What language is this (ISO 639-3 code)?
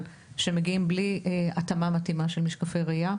heb